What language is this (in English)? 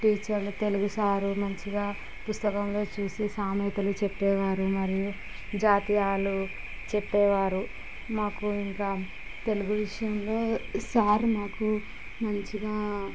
Telugu